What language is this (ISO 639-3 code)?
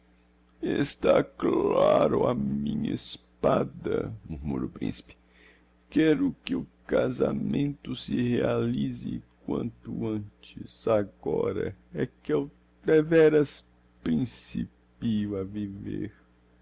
por